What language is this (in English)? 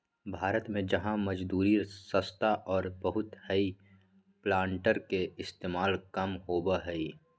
Magahi